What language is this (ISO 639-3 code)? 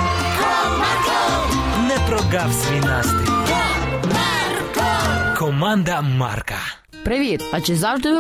ukr